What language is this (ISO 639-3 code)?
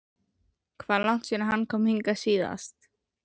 isl